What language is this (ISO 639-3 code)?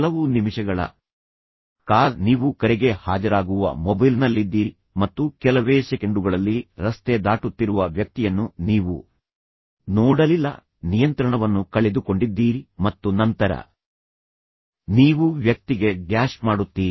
kan